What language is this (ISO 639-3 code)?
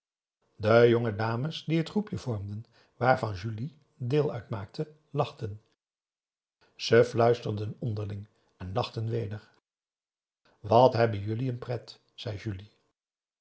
nld